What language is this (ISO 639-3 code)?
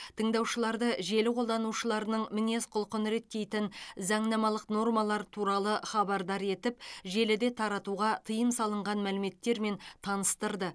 kaz